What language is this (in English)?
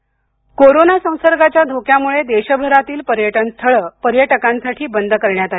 Marathi